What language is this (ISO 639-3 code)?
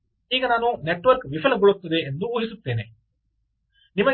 kan